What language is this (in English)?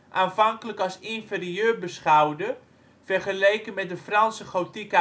Dutch